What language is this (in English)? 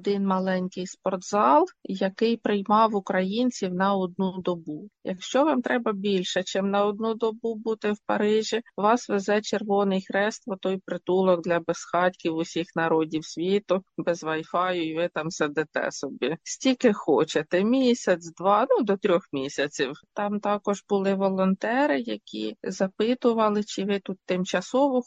Ukrainian